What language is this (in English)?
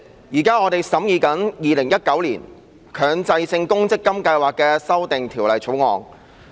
Cantonese